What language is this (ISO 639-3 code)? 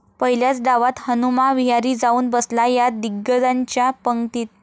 mar